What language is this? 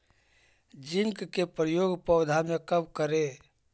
Magahi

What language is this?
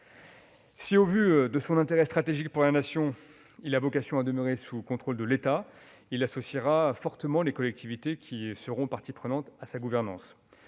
French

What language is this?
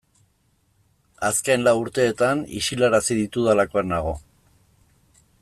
Basque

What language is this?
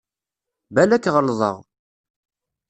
Kabyle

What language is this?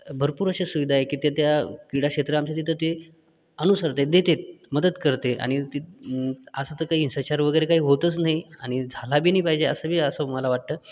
Marathi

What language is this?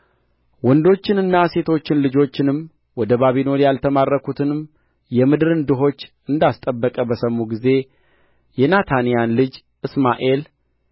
Amharic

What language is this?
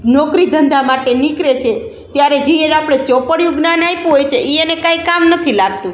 Gujarati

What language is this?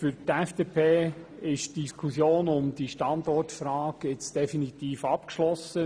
Swiss German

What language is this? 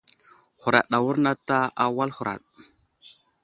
Wuzlam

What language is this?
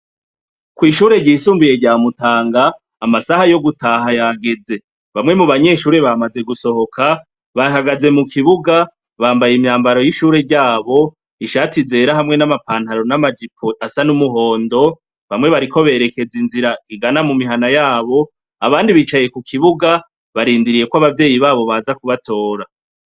Rundi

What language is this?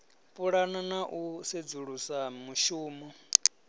Venda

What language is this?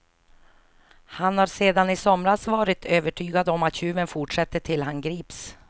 Swedish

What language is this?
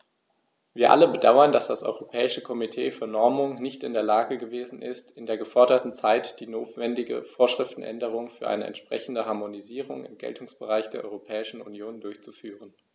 German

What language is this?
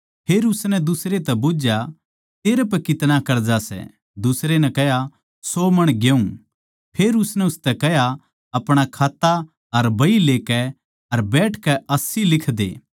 Haryanvi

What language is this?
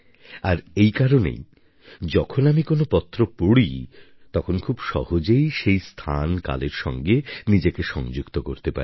Bangla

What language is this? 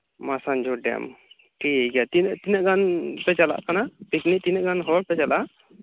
Santali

